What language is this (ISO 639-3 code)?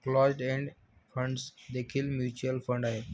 mar